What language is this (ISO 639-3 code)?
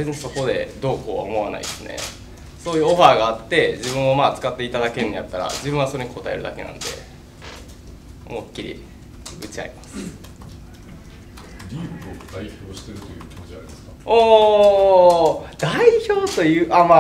jpn